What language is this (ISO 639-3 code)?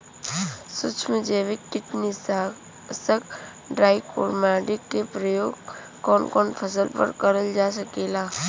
bho